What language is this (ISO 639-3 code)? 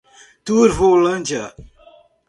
por